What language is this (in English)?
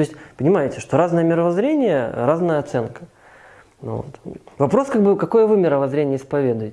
Russian